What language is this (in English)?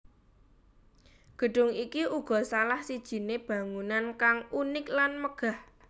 Javanese